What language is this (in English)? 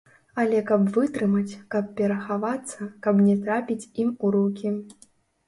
Belarusian